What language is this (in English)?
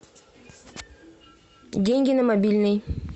Russian